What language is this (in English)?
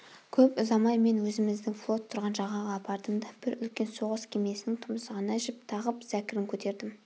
Kazakh